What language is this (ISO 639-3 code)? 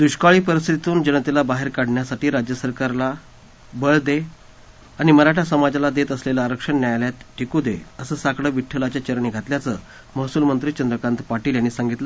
mar